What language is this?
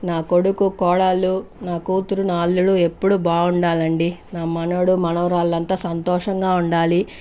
Telugu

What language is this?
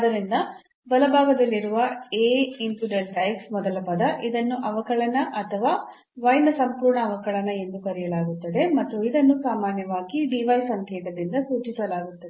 Kannada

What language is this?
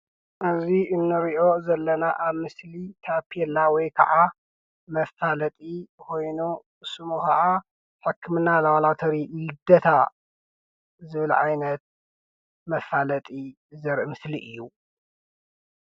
Tigrinya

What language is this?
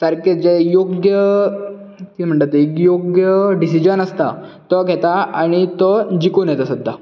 Konkani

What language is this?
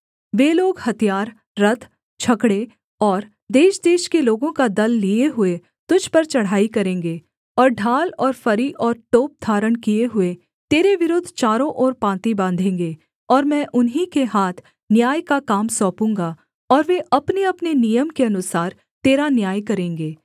Hindi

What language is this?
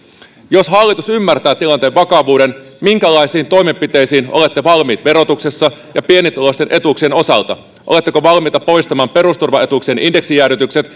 Finnish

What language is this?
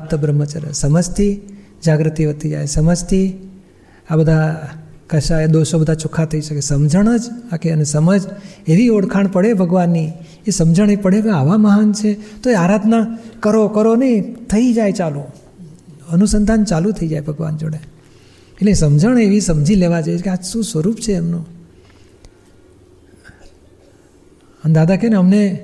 Gujarati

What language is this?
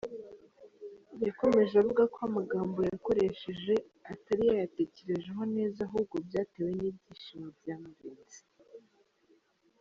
Kinyarwanda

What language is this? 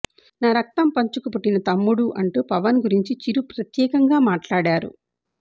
Telugu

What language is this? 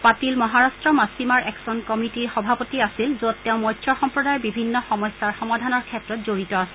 Assamese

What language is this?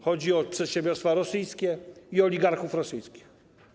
Polish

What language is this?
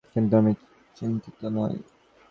Bangla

